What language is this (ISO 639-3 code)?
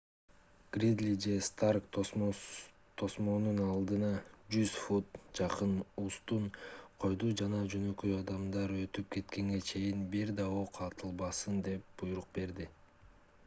kir